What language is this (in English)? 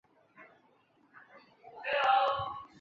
Chinese